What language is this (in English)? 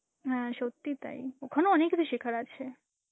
Bangla